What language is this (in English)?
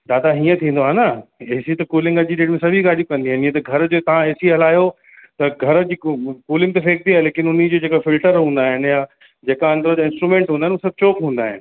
Sindhi